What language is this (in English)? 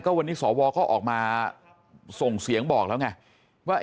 Thai